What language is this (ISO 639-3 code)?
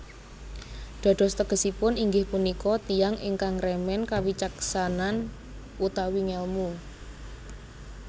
jav